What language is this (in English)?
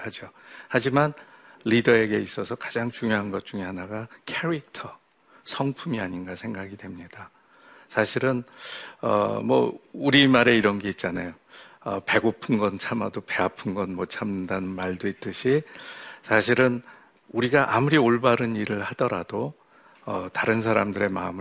Korean